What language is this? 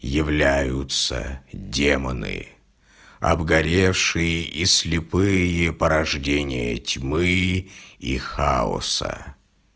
Russian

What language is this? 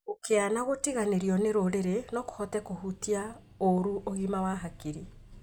Kikuyu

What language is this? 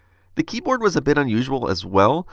English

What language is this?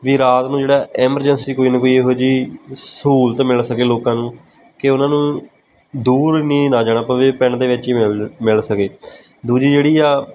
Punjabi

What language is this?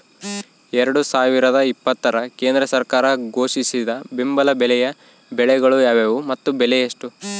Kannada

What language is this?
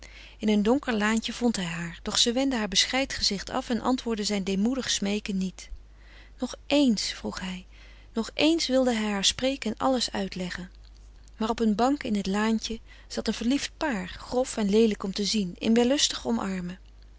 Dutch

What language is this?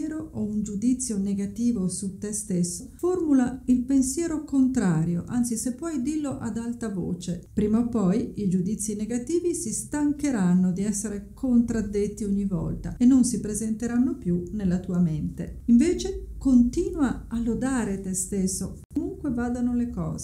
Italian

